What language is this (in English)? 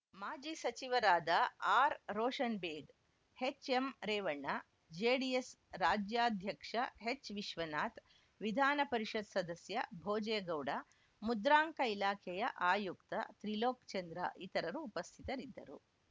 Kannada